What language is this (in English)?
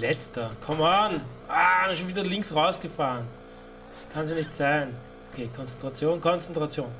German